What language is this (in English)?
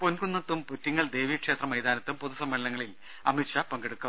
Malayalam